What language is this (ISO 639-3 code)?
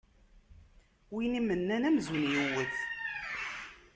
kab